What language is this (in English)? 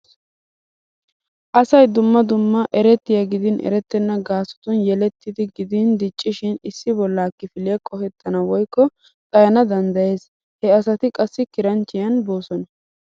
Wolaytta